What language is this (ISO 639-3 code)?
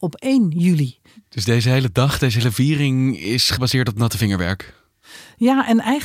nld